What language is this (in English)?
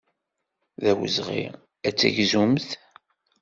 Kabyle